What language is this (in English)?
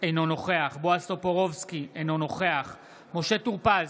Hebrew